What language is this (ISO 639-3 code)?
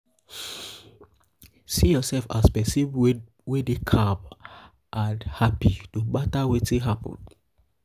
pcm